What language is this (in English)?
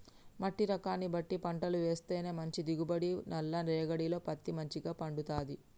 Telugu